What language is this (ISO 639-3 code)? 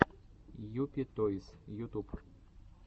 rus